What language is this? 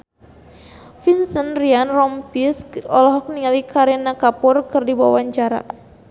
Sundanese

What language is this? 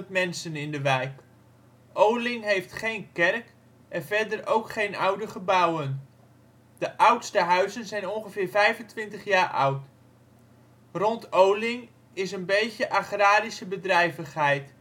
Dutch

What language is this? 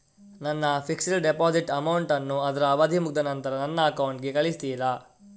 Kannada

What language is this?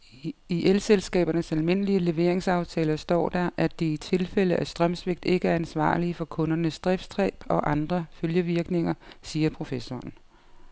Danish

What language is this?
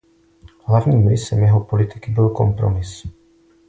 Czech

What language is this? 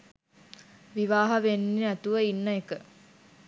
Sinhala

